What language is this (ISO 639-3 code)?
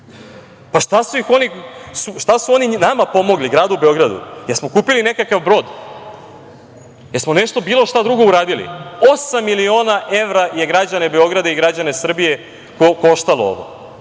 srp